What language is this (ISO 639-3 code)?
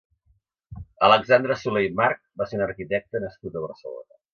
cat